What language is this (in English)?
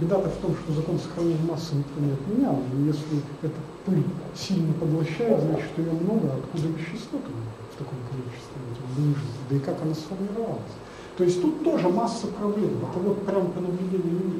Russian